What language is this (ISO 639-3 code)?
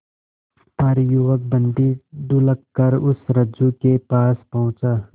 hin